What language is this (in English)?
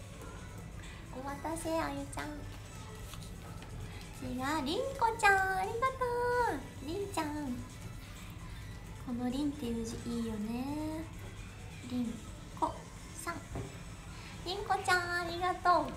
Japanese